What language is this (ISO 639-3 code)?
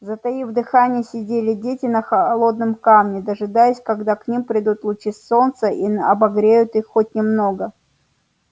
rus